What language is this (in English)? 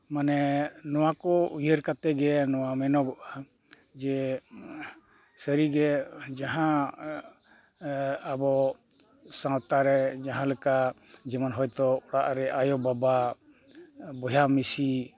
Santali